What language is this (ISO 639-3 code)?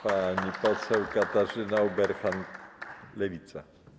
pol